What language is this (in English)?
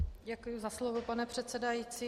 Czech